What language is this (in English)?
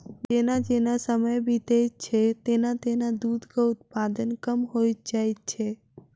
Maithili